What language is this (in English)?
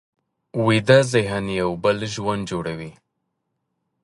Pashto